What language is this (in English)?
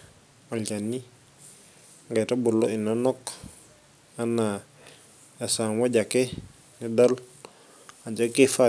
Masai